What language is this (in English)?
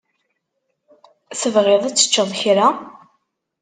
Kabyle